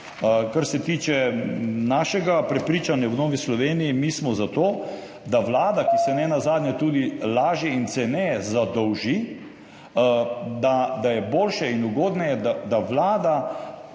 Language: Slovenian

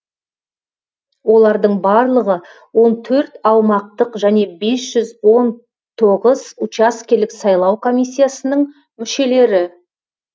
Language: Kazakh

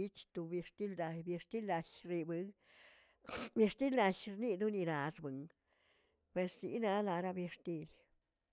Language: Tilquiapan Zapotec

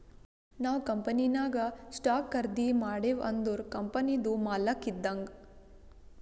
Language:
Kannada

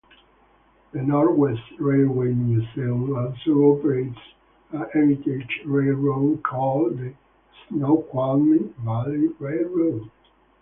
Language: English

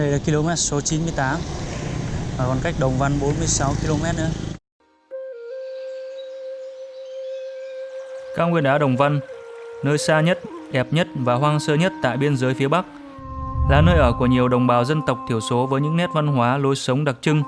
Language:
Vietnamese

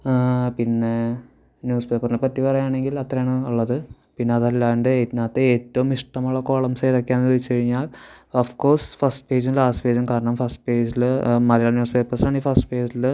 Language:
Malayalam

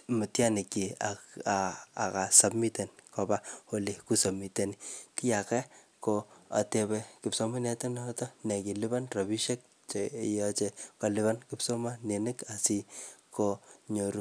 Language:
Kalenjin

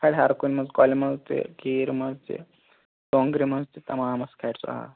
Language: Kashmiri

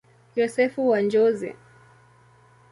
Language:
Swahili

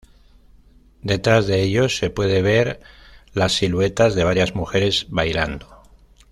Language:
Spanish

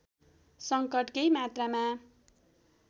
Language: Nepali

